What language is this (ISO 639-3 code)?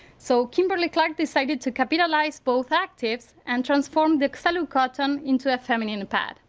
eng